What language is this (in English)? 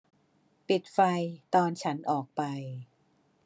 Thai